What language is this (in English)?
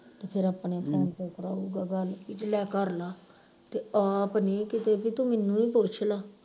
Punjabi